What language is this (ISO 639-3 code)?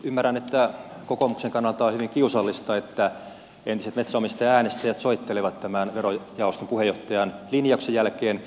fin